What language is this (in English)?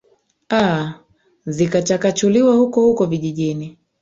Swahili